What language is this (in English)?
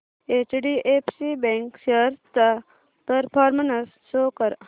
Marathi